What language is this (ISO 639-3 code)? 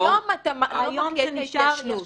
heb